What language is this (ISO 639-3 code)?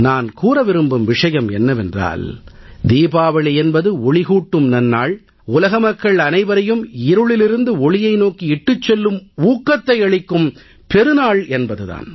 tam